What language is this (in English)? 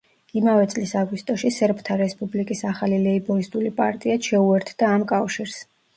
Georgian